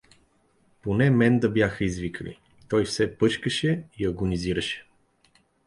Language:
Bulgarian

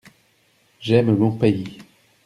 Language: French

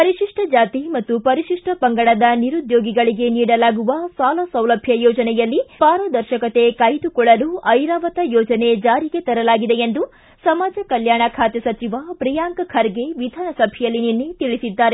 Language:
Kannada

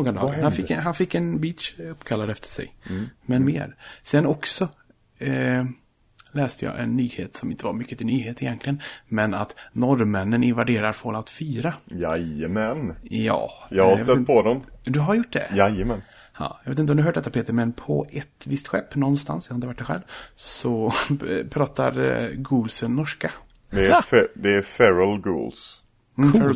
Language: Swedish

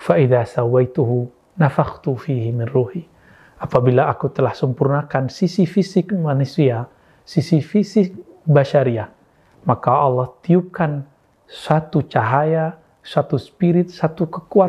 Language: Indonesian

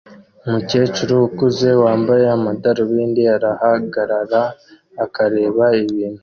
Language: Kinyarwanda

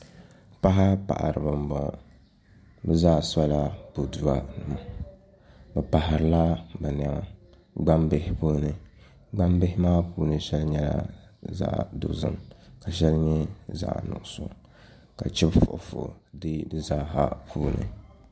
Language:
Dagbani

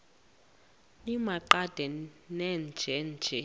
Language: Xhosa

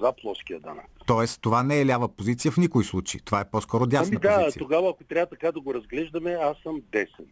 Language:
Bulgarian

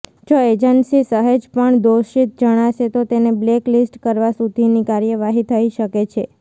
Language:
Gujarati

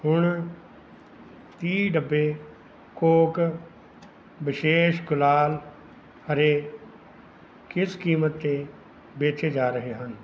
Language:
Punjabi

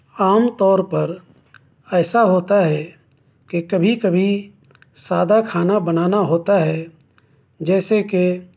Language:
Urdu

